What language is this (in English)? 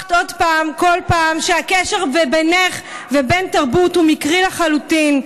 Hebrew